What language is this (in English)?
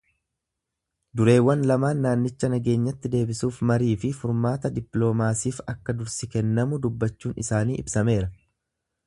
Oromo